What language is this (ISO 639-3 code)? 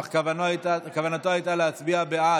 heb